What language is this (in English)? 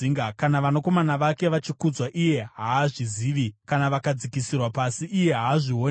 Shona